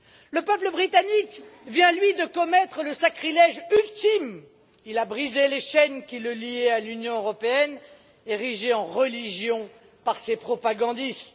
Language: French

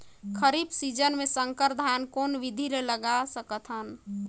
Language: Chhattisgarhi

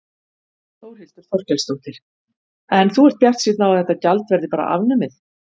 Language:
Icelandic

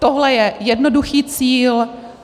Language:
Czech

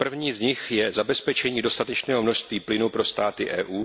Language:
Czech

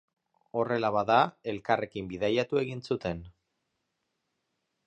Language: Basque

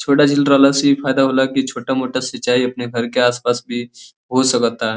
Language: Bhojpuri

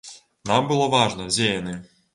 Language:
Belarusian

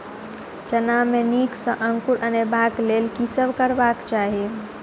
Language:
Maithili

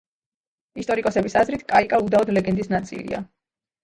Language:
Georgian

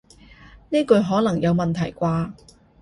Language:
Cantonese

